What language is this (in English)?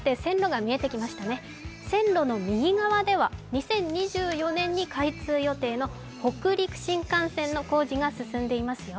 Japanese